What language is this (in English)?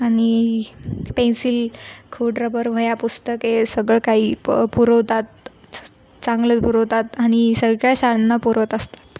Marathi